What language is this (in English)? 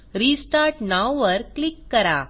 Marathi